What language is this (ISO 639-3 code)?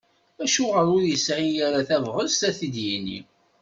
kab